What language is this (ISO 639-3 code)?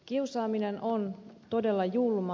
fin